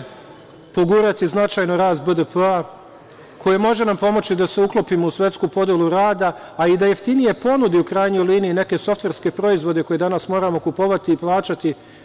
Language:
Serbian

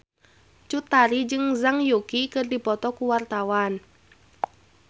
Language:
Sundanese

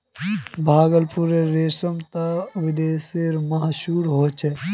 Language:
Magahi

